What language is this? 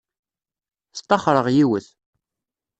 Kabyle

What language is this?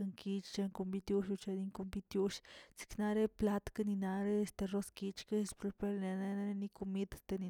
Tilquiapan Zapotec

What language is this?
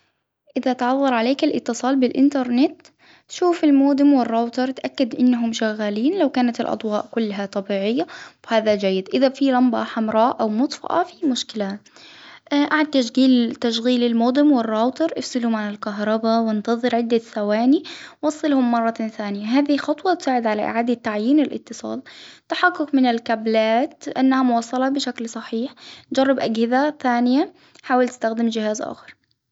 Hijazi Arabic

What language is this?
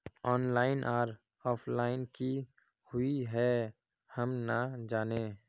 Magahi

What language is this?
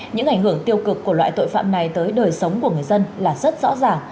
Vietnamese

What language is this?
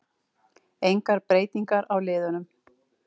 Icelandic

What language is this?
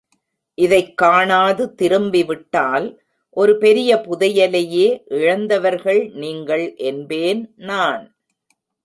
Tamil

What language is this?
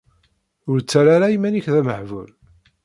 Kabyle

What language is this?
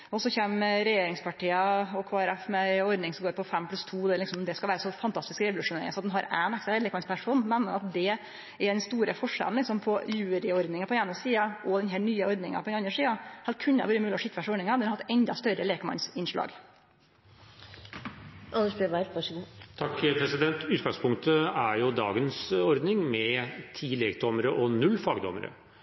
Norwegian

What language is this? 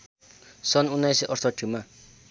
Nepali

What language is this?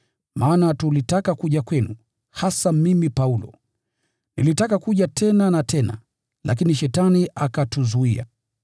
Swahili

